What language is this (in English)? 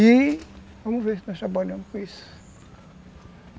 Portuguese